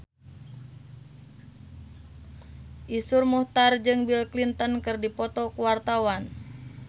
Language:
Sundanese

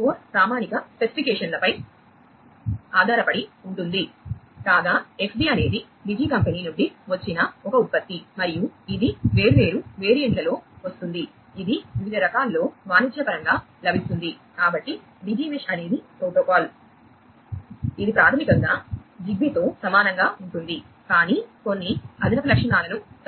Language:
Telugu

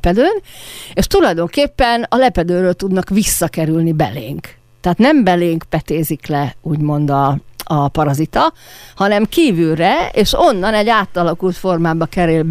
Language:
Hungarian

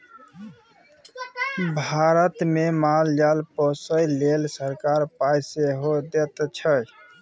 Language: Maithili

